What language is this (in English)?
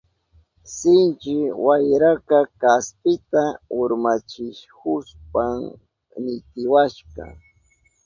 Southern Pastaza Quechua